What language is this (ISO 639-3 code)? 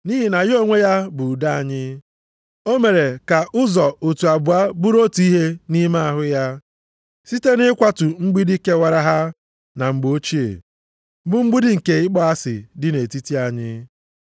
ibo